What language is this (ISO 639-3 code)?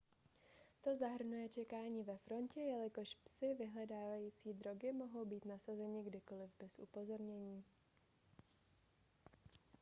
ces